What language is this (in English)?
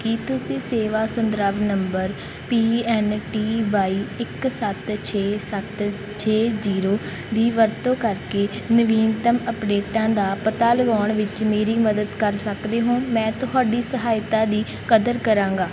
Punjabi